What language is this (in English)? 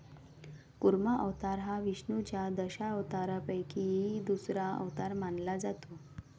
Marathi